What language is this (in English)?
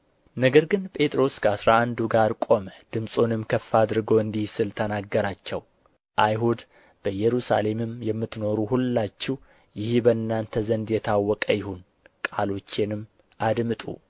Amharic